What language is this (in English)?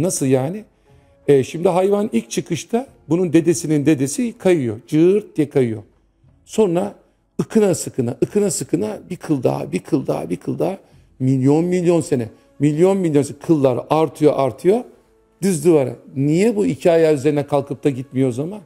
Turkish